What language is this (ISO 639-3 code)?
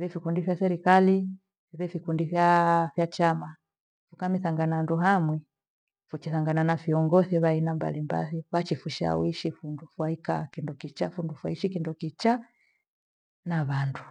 gwe